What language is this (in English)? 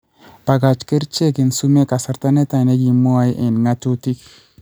Kalenjin